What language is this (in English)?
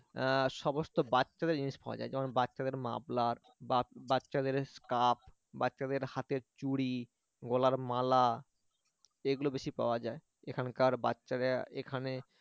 Bangla